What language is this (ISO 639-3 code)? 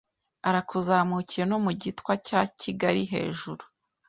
kin